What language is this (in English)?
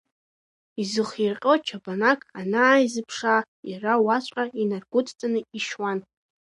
Abkhazian